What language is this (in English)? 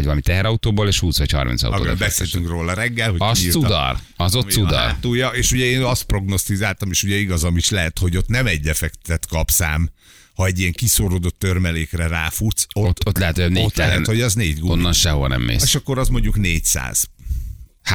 Hungarian